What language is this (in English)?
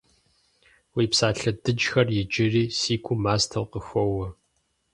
Kabardian